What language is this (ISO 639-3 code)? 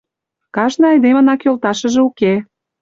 chm